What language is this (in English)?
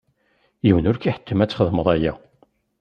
Kabyle